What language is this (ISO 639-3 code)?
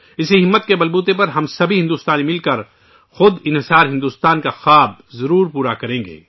urd